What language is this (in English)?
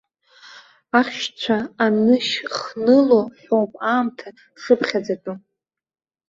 Abkhazian